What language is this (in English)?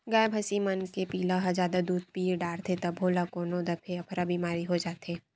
Chhattisgarhi